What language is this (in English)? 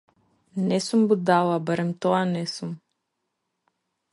Macedonian